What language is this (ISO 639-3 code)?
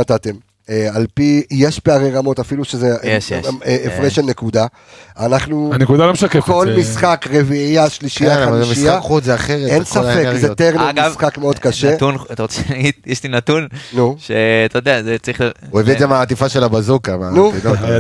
heb